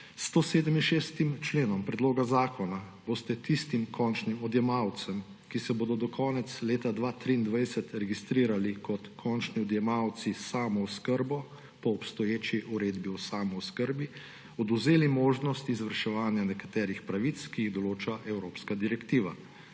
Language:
Slovenian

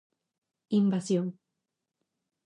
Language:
Galician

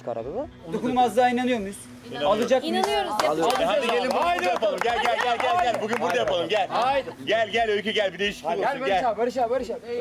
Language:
Turkish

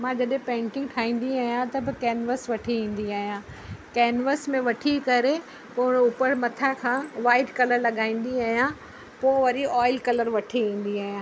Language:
Sindhi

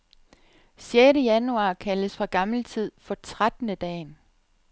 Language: Danish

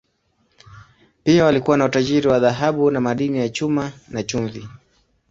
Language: Swahili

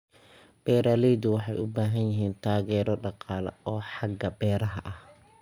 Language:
Somali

